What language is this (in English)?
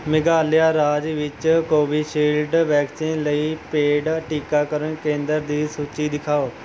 Punjabi